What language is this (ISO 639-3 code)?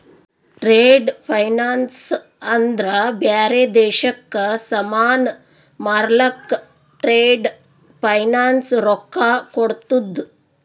kan